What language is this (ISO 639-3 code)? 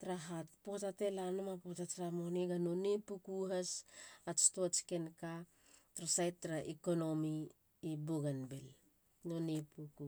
hla